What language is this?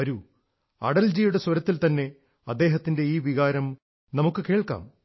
Malayalam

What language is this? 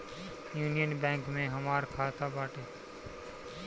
Bhojpuri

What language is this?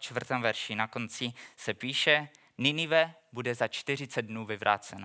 Czech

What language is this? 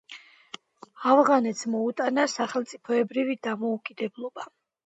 Georgian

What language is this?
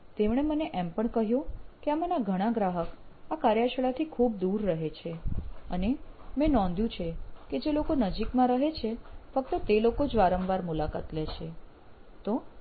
Gujarati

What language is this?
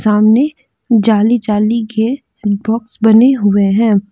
Hindi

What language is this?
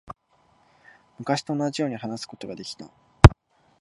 Japanese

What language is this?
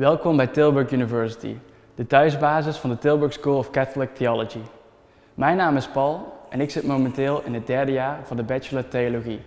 Dutch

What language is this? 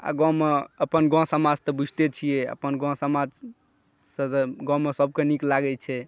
Maithili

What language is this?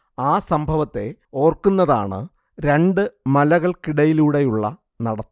Malayalam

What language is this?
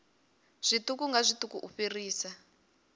Venda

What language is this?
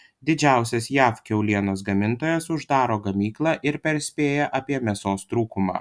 Lithuanian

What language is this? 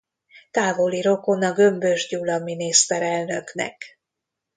Hungarian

